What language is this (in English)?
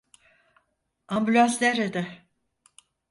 Turkish